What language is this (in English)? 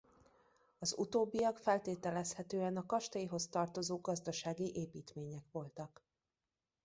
Hungarian